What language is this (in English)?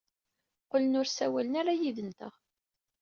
Kabyle